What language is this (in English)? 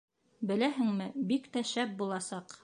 Bashkir